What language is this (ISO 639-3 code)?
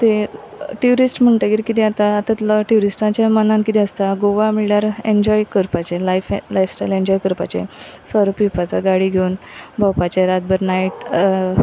kok